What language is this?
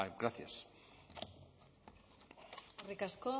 Basque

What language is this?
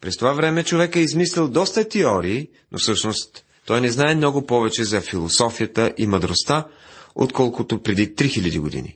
Bulgarian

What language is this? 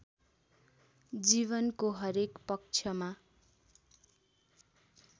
Nepali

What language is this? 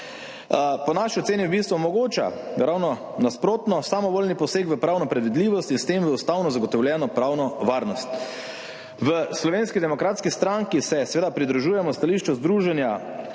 Slovenian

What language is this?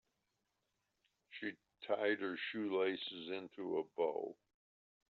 English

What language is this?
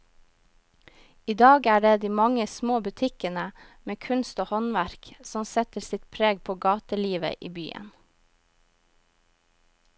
Norwegian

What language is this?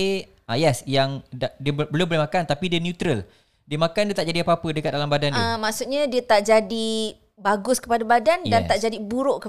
Malay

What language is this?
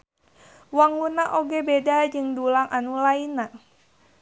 Sundanese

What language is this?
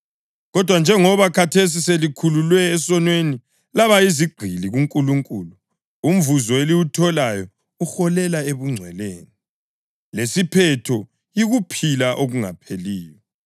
North Ndebele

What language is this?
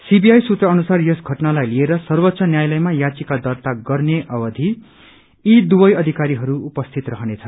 Nepali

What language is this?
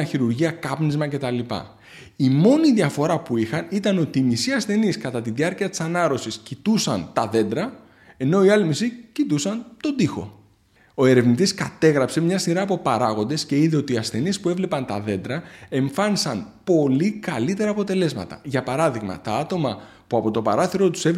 Greek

